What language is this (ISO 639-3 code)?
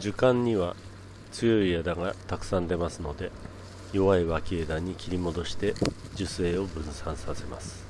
jpn